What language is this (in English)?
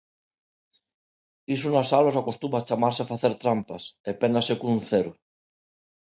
Galician